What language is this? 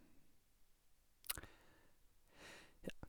Norwegian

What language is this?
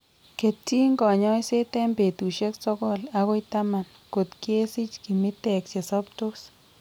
Kalenjin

